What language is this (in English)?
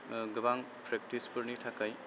Bodo